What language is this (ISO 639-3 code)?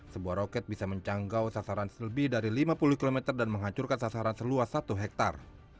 ind